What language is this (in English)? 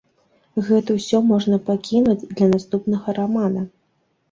Belarusian